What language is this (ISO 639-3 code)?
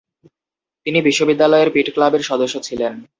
ben